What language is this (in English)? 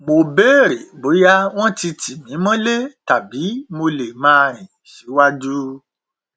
Yoruba